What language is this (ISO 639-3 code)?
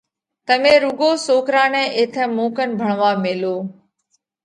kvx